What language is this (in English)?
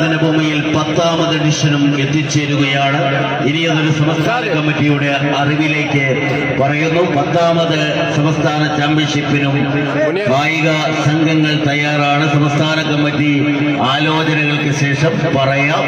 Arabic